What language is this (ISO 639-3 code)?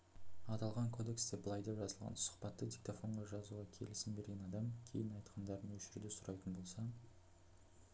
kaz